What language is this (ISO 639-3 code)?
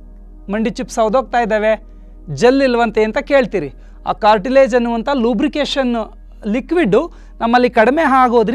kan